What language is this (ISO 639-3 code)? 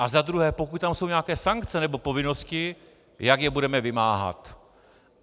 ces